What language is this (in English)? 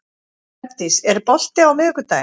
Icelandic